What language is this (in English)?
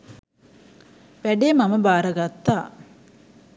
Sinhala